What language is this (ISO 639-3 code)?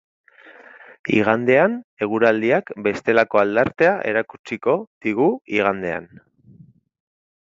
eus